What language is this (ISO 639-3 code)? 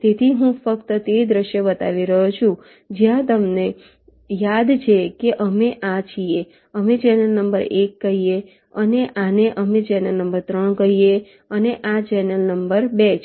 guj